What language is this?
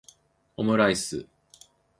Japanese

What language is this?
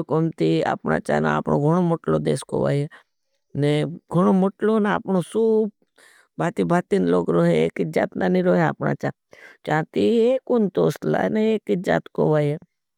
Bhili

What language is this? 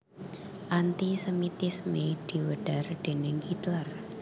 Javanese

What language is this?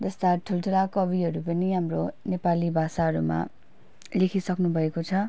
Nepali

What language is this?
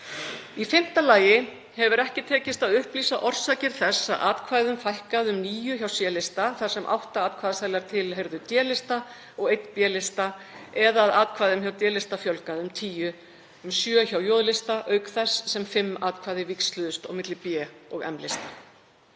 Icelandic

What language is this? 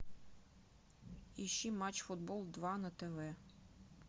Russian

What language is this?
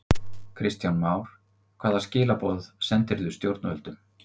Icelandic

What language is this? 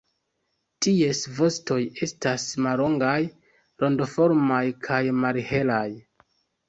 Esperanto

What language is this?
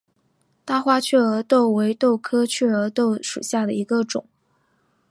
Chinese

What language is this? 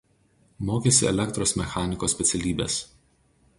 Lithuanian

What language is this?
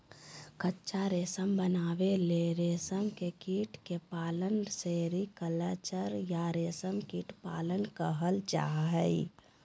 Magahi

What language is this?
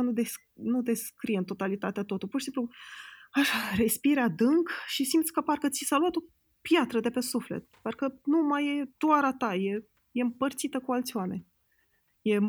Romanian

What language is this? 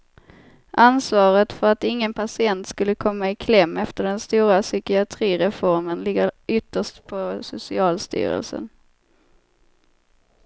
Swedish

